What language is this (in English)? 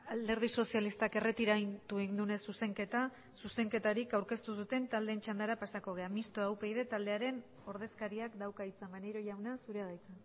Basque